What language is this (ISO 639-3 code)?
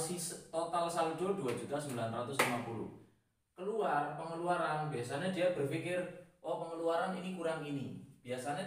ind